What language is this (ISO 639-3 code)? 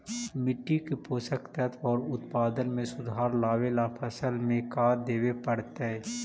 mag